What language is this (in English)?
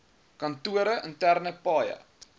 Afrikaans